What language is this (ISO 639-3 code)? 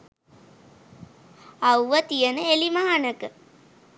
sin